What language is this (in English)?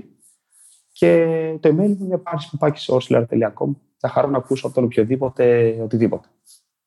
Greek